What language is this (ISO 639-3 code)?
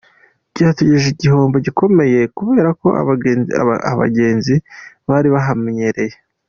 kin